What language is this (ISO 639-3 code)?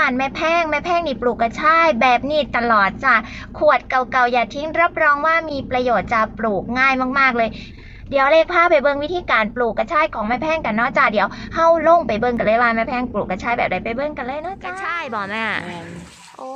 tha